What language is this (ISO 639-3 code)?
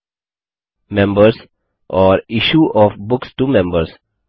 hin